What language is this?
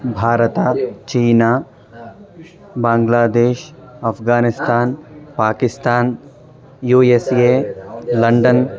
Sanskrit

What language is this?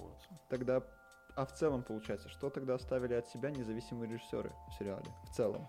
Russian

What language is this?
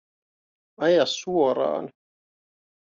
Finnish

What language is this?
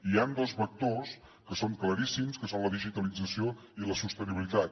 Catalan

